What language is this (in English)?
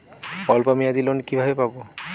Bangla